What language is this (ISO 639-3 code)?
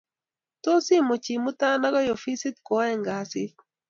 kln